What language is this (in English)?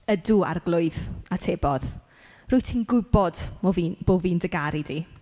Welsh